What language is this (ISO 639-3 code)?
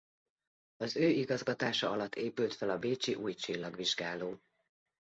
hun